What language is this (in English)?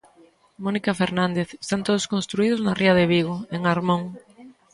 Galician